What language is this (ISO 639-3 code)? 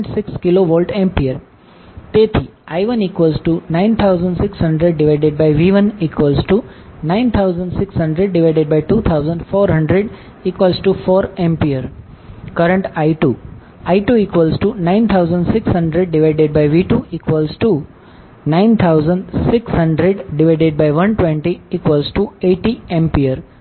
guj